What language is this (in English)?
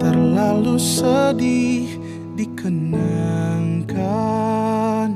Indonesian